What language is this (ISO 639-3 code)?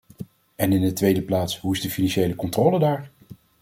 nld